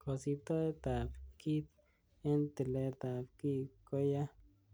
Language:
Kalenjin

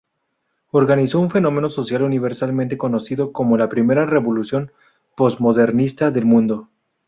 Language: Spanish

